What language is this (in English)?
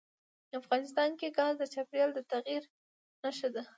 Pashto